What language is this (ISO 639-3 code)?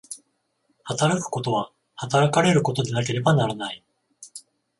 jpn